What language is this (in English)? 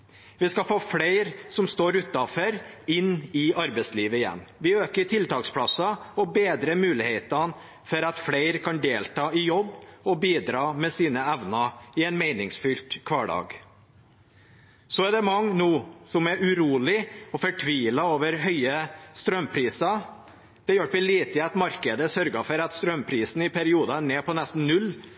Norwegian Bokmål